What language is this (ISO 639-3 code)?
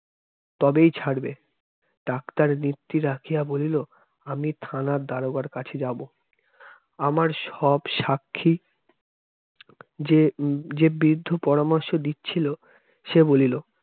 ben